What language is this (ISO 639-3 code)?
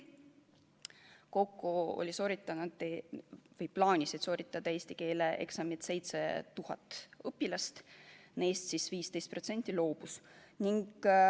est